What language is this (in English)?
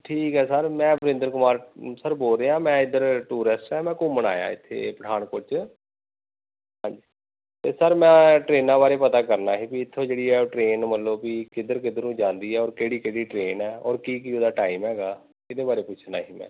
Punjabi